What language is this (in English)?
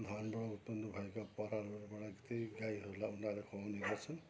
Nepali